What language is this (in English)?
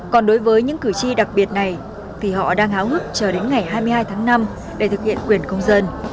Vietnamese